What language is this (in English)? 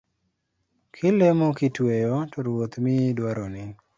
Luo (Kenya and Tanzania)